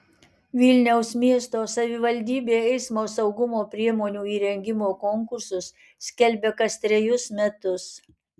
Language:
Lithuanian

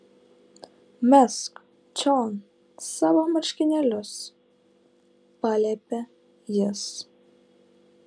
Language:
Lithuanian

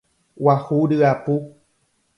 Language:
Guarani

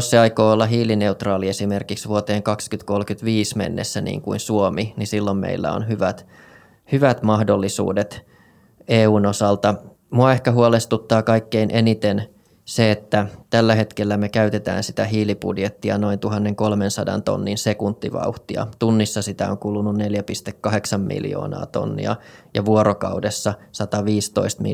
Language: Finnish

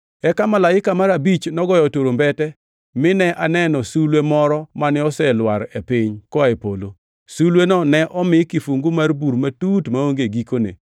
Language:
Luo (Kenya and Tanzania)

